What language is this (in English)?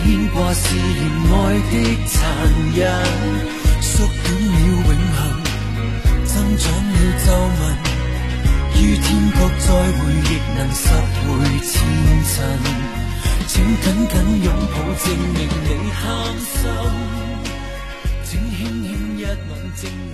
Chinese